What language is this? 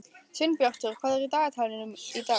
Icelandic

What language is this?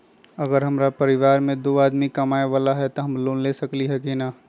Magahi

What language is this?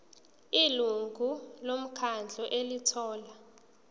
Zulu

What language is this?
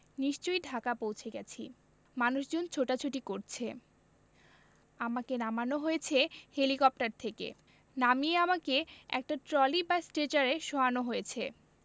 Bangla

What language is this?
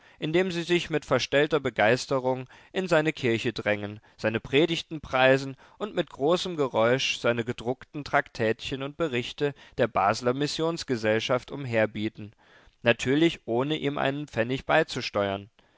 German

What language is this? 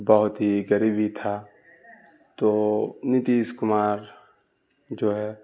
Urdu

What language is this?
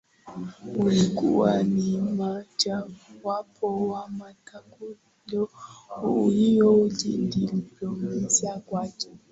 Swahili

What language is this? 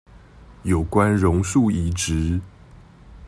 Chinese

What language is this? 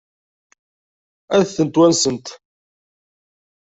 Kabyle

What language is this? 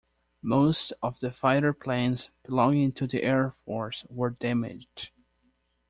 English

